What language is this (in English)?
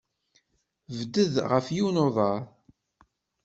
Kabyle